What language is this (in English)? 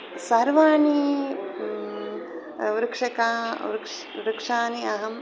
Sanskrit